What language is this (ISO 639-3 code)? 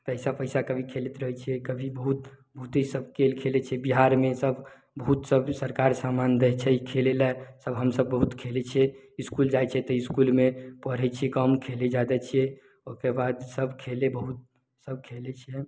mai